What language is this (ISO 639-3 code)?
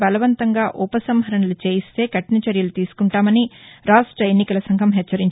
tel